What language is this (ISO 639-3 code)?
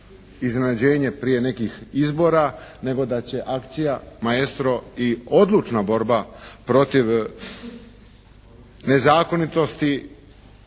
hrv